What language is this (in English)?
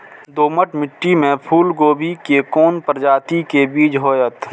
Maithili